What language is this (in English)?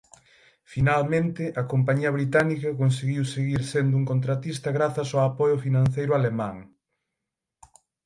Galician